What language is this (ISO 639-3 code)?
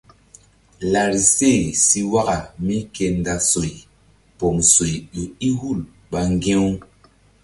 mdd